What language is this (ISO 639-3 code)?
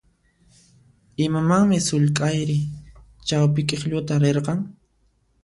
qxp